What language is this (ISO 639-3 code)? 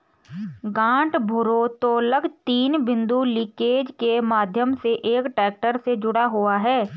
hin